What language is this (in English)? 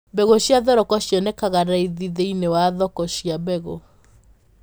Kikuyu